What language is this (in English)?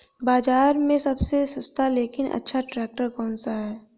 Hindi